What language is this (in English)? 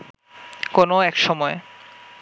Bangla